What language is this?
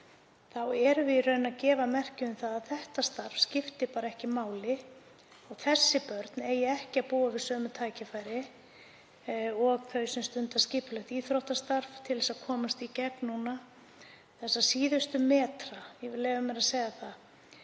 Icelandic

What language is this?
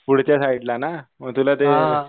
Marathi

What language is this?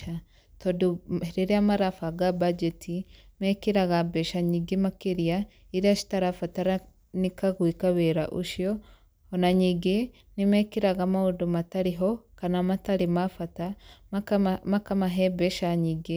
Kikuyu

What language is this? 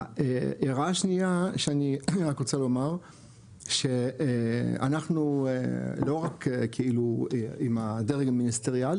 Hebrew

